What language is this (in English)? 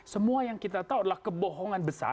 Indonesian